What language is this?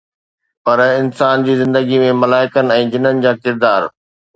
Sindhi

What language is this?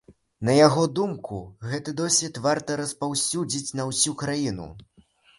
Belarusian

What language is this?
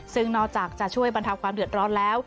Thai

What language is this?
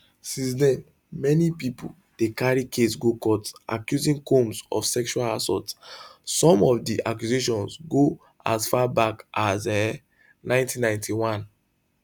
Nigerian Pidgin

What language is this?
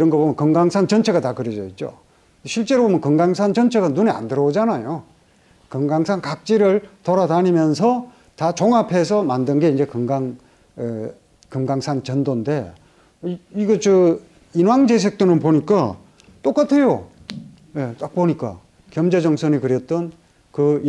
Korean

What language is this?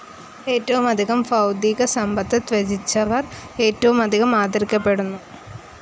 Malayalam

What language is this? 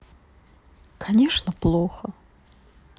Russian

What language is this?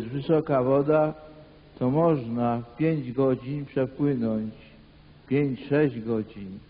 Polish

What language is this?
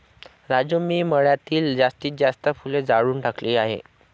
Marathi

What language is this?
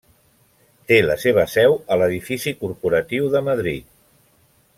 Catalan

